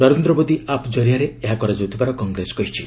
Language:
Odia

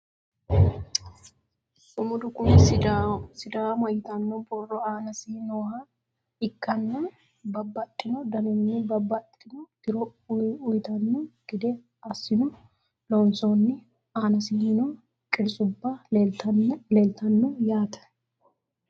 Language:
Sidamo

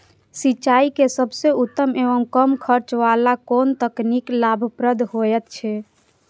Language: Maithili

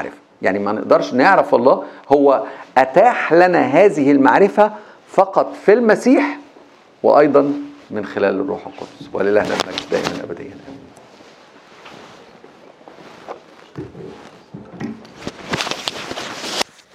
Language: Arabic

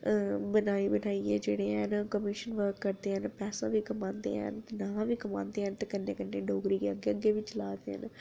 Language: Dogri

